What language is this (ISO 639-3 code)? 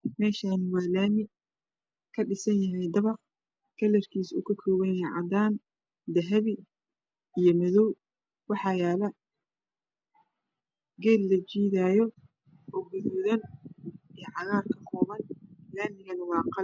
som